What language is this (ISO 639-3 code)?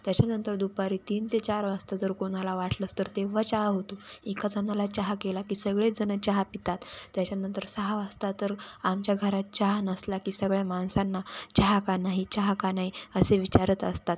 mar